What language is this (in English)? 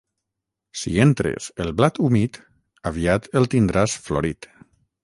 Catalan